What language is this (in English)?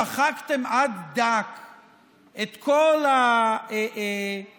Hebrew